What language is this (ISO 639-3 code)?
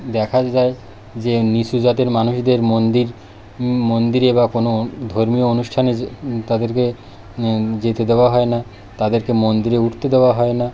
ben